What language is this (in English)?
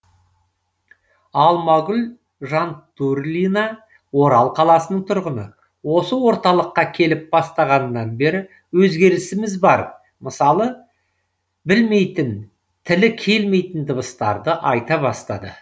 Kazakh